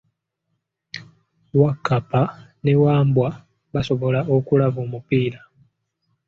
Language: Ganda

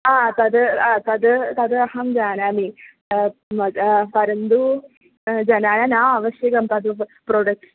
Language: Sanskrit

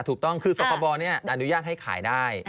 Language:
Thai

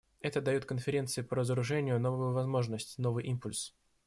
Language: Russian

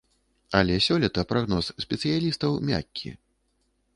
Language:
Belarusian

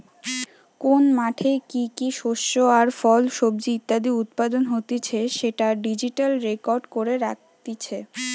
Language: Bangla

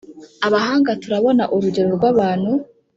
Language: Kinyarwanda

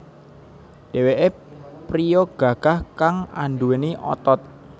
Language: Javanese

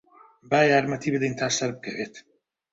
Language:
Central Kurdish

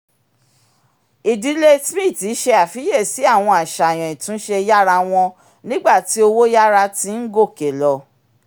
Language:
Yoruba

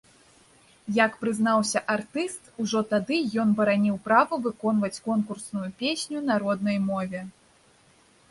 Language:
Belarusian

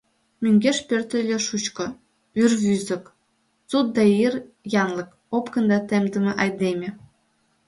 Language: Mari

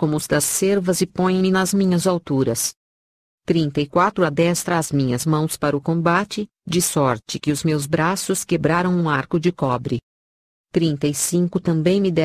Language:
Portuguese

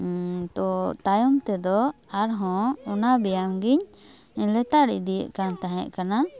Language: Santali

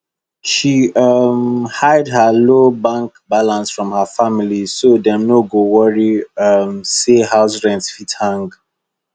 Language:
Nigerian Pidgin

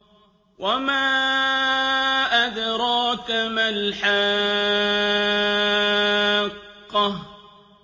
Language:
Arabic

